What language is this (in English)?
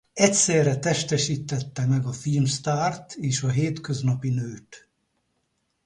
Hungarian